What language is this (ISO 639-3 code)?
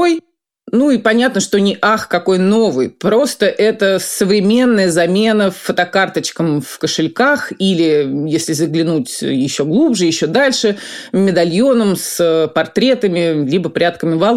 rus